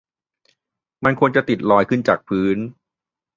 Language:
Thai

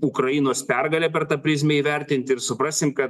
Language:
Lithuanian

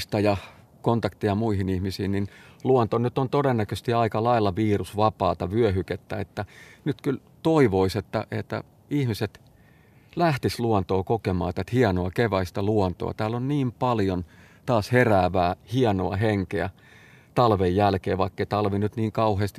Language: Finnish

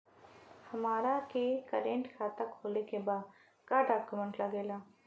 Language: Bhojpuri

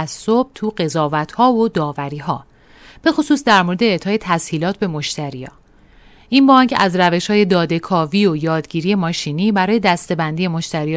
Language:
Persian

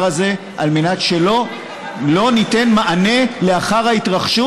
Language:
Hebrew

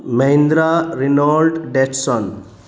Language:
Urdu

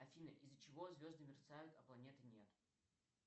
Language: Russian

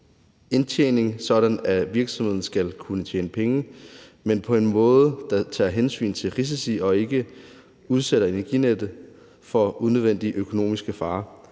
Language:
Danish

